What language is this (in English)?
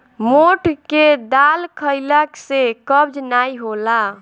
Bhojpuri